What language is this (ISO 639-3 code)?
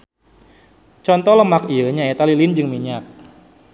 sun